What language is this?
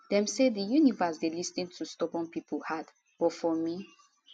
Nigerian Pidgin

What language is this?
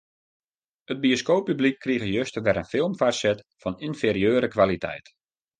Western Frisian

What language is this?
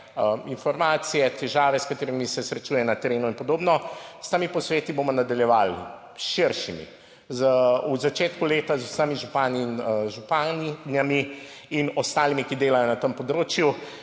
Slovenian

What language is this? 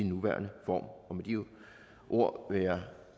Danish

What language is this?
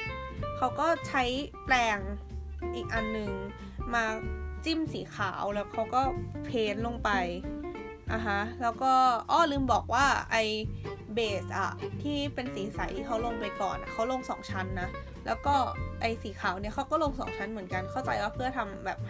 Thai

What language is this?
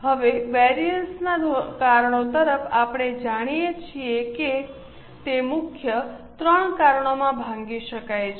Gujarati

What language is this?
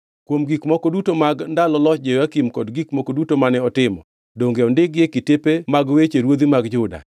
Luo (Kenya and Tanzania)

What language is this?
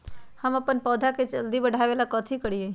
Magahi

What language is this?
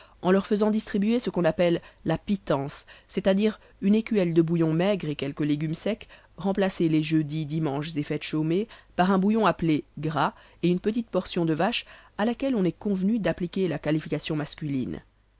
French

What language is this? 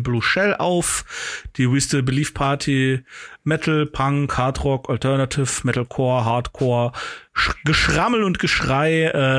German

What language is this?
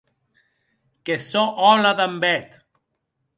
Occitan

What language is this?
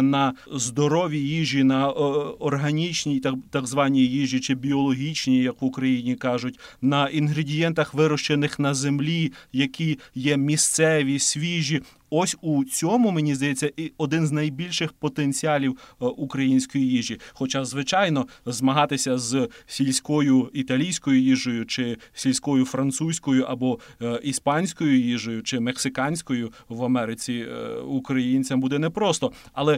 Ukrainian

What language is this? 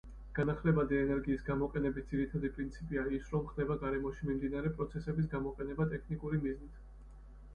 Georgian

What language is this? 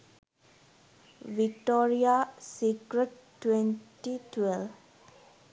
Sinhala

